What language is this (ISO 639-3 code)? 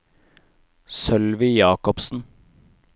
nor